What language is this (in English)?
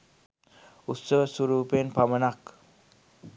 Sinhala